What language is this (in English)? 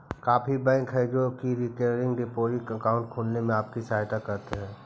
Magahi